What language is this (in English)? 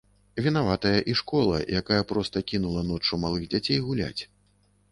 Belarusian